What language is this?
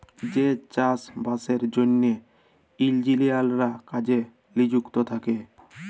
Bangla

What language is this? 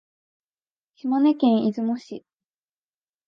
Japanese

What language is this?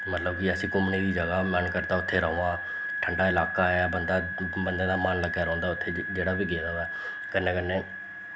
Dogri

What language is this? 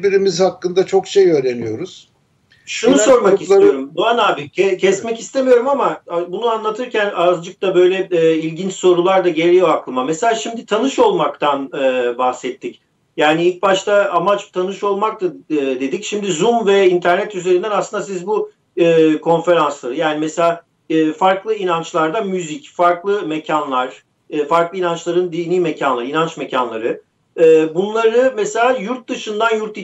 Turkish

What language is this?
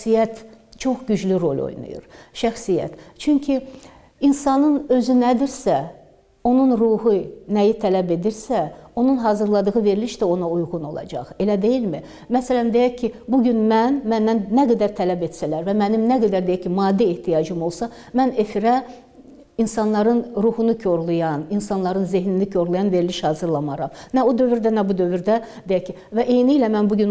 Turkish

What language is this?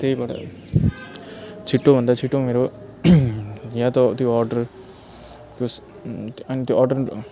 Nepali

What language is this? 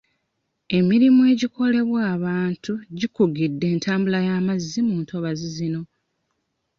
Ganda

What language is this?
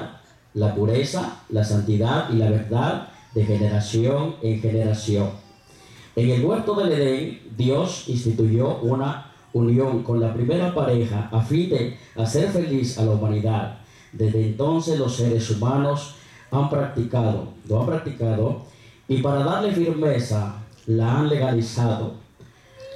Spanish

